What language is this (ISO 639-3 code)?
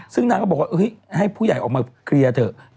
tha